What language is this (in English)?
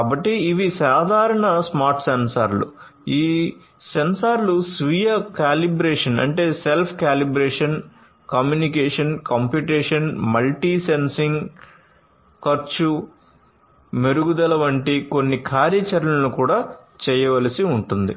Telugu